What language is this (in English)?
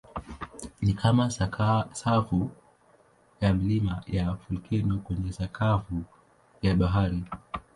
Swahili